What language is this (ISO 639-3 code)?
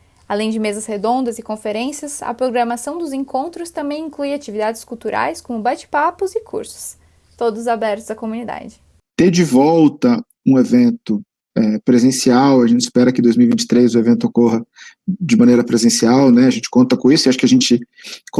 por